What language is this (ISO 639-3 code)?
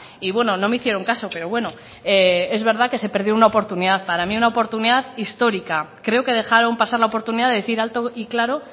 spa